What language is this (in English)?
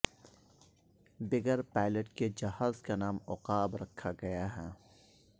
Urdu